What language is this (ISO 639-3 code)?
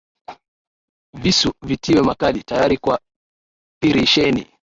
swa